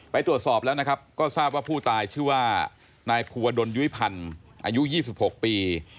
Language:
Thai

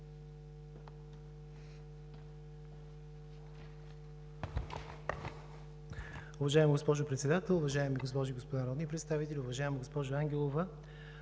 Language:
Bulgarian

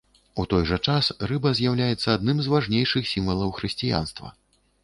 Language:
Belarusian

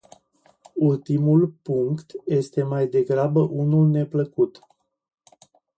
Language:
Romanian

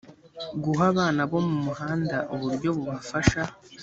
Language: Kinyarwanda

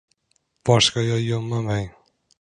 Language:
Swedish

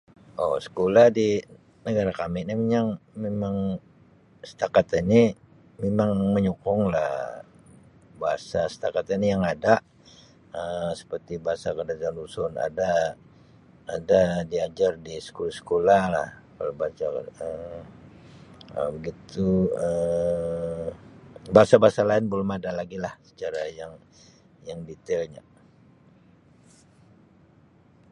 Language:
Sabah Malay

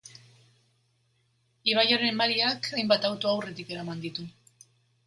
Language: Basque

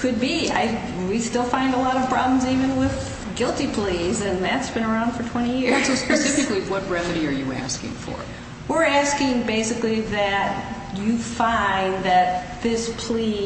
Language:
English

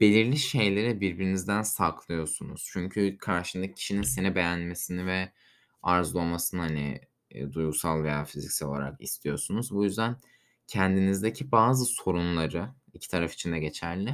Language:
Turkish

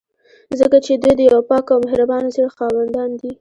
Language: Pashto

